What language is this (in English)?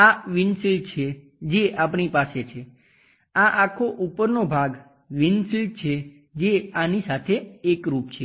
Gujarati